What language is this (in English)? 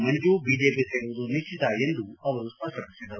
Kannada